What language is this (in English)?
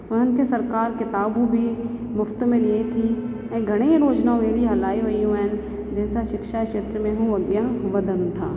Sindhi